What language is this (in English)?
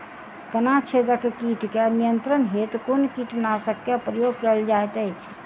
Maithili